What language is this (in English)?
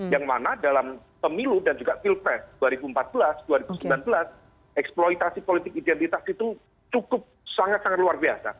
Indonesian